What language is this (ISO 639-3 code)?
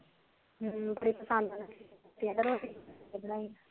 pan